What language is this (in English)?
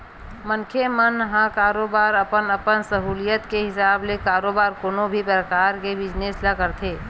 Chhattisgarhi